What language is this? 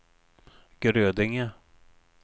Swedish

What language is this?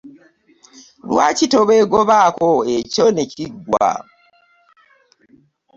Ganda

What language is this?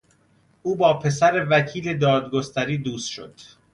Persian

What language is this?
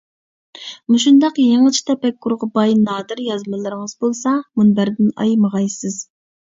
Uyghur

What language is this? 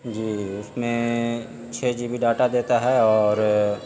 Urdu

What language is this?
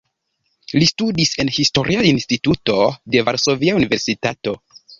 Esperanto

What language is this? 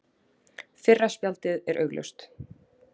Icelandic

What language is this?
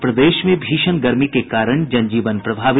Hindi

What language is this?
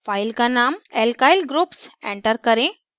Hindi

